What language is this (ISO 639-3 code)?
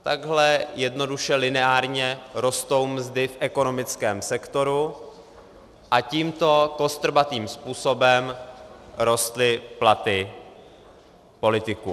ces